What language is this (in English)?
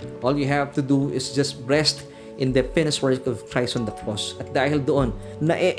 Filipino